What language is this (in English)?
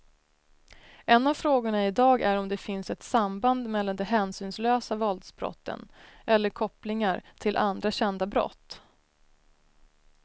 Swedish